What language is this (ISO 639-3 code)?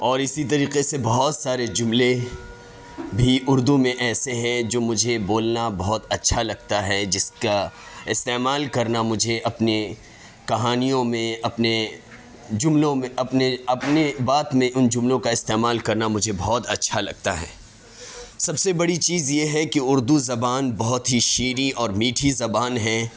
urd